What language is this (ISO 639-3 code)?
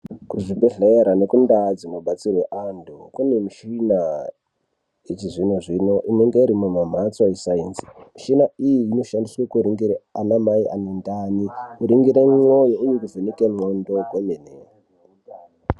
ndc